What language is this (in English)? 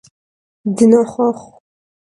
Kabardian